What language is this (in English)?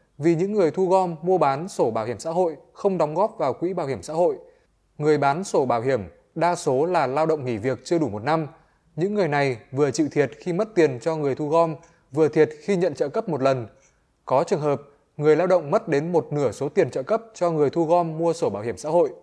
Vietnamese